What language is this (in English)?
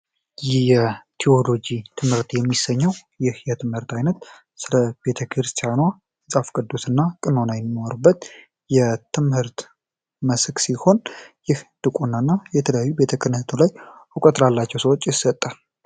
Amharic